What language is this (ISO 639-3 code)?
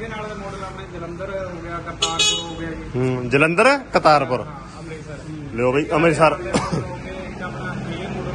pan